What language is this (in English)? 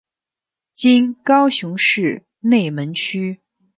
Chinese